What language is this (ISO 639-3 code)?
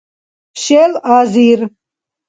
dar